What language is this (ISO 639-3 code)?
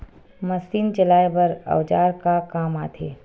hne